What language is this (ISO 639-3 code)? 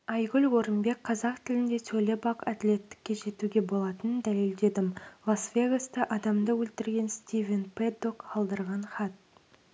kaz